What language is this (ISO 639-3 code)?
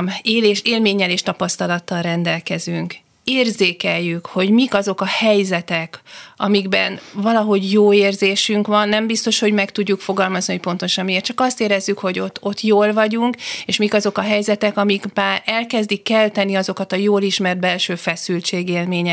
hun